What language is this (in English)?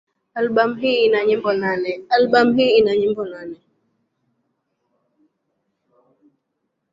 Swahili